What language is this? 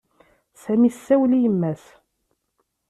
Kabyle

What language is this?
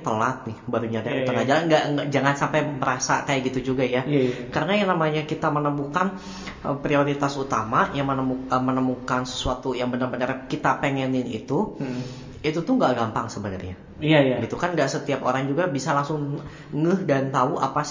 Indonesian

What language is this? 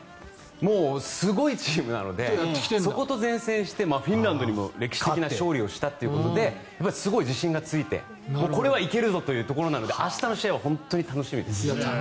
Japanese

